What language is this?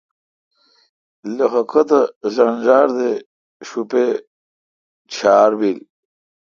Kalkoti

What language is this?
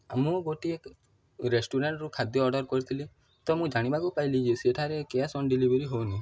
Odia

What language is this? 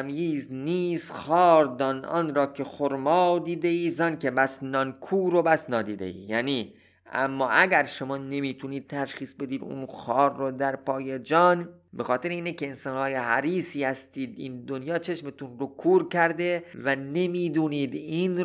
Persian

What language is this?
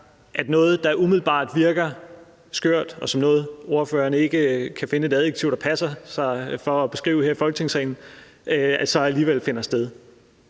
Danish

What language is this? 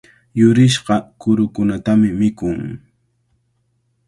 Cajatambo North Lima Quechua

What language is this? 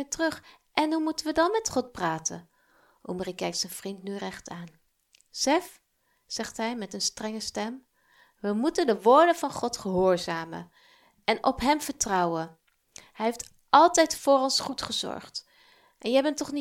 Dutch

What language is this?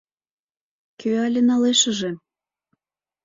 Mari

